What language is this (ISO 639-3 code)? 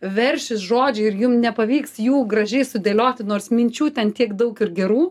lit